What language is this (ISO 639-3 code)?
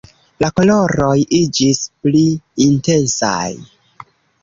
epo